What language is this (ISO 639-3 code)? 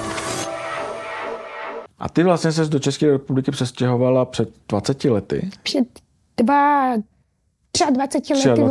ces